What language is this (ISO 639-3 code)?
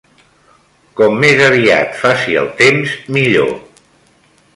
cat